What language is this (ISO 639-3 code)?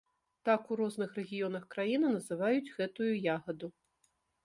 bel